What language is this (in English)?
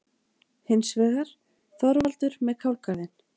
Icelandic